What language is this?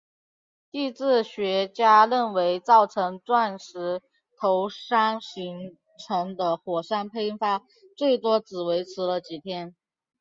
Chinese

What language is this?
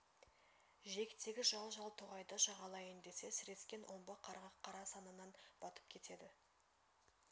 Kazakh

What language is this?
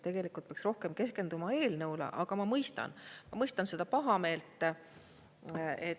Estonian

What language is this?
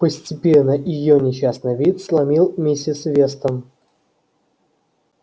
Russian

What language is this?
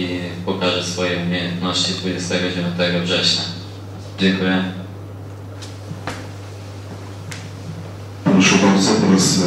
Polish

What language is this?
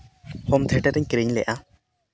Santali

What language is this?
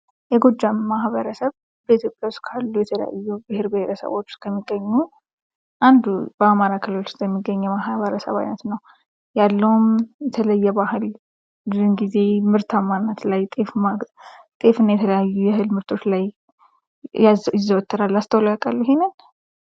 Amharic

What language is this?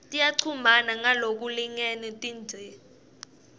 Swati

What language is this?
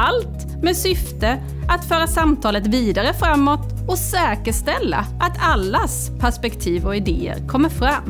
Swedish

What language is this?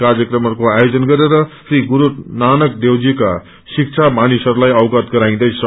Nepali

